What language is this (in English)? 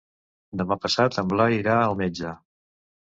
Catalan